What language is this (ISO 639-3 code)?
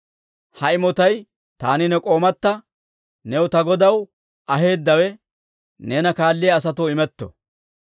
dwr